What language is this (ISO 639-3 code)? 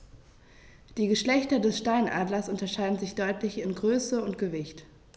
deu